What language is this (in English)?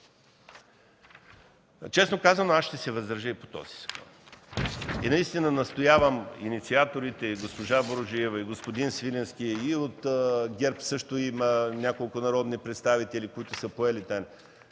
Bulgarian